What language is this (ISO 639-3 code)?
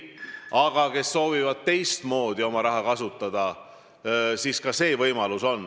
est